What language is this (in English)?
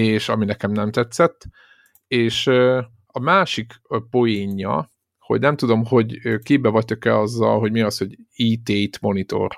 Hungarian